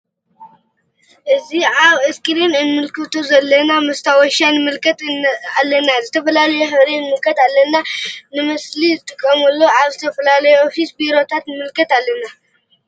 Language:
Tigrinya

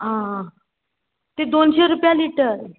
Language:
Konkani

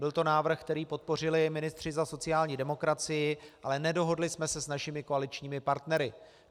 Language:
Czech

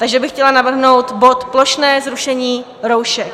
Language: Czech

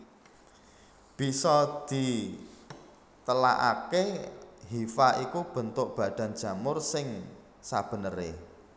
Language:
Javanese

